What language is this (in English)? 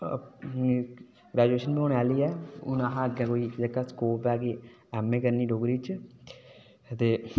Dogri